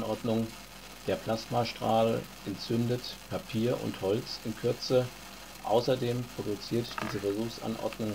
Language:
German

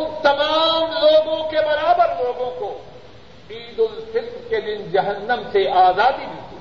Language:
Urdu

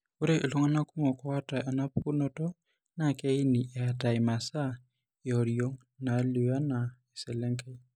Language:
Masai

